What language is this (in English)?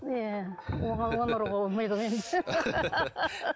Kazakh